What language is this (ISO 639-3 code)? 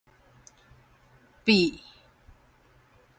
nan